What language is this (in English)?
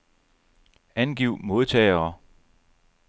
Danish